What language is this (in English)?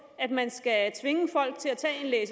Danish